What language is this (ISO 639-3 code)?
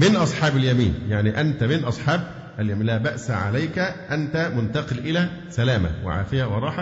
ara